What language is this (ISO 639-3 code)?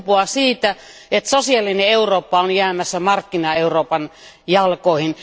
fin